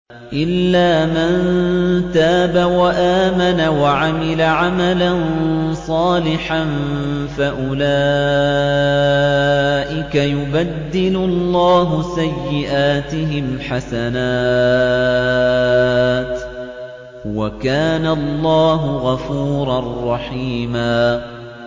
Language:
Arabic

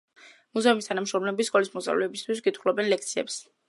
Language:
Georgian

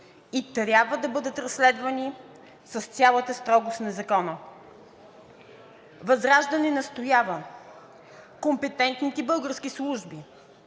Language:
Bulgarian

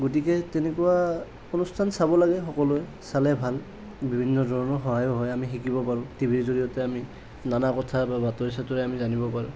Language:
Assamese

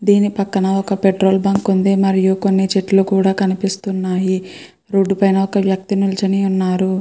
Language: Telugu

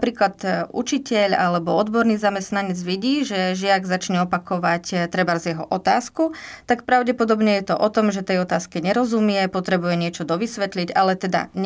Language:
Slovak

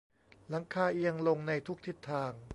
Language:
Thai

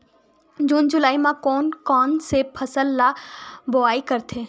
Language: Chhattisgarhi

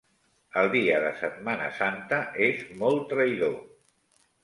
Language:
Catalan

